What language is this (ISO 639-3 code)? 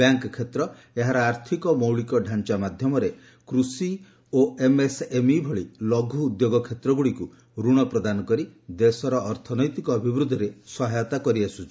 ori